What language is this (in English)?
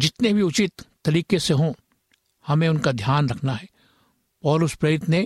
Hindi